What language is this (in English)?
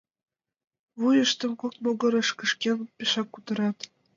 Mari